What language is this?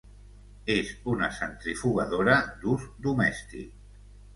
Catalan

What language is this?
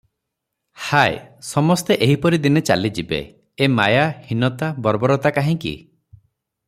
Odia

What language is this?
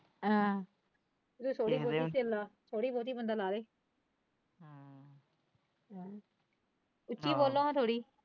Punjabi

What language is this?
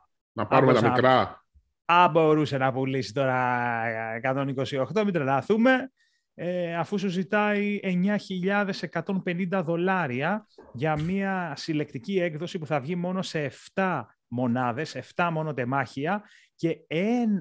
Greek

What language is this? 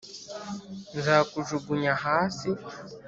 Kinyarwanda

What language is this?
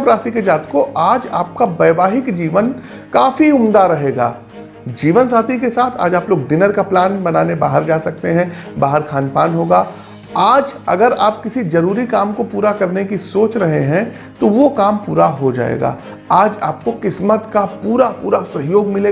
Hindi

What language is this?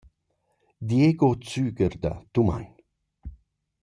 Romansh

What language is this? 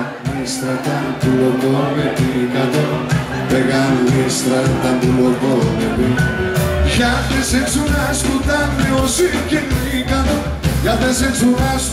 Greek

